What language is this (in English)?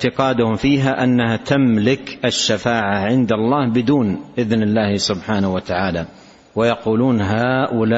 Arabic